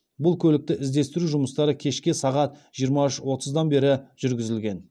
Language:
Kazakh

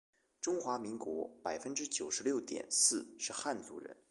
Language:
Chinese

